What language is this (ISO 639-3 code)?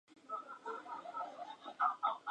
spa